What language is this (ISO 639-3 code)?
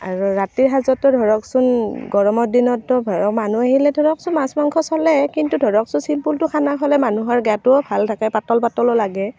asm